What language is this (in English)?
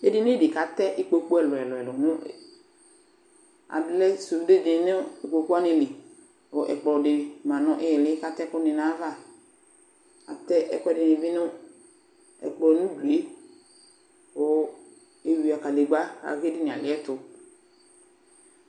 Ikposo